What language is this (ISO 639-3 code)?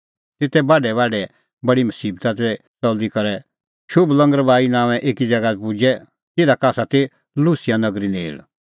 kfx